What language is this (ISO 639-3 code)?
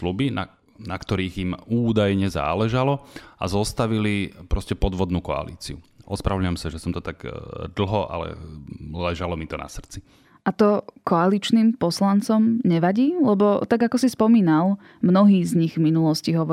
slk